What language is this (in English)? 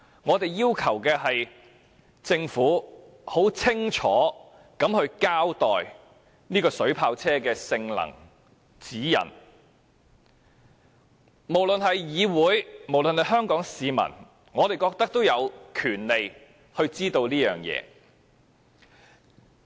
Cantonese